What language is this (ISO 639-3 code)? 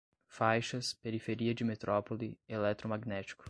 por